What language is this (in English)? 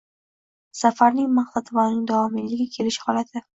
Uzbek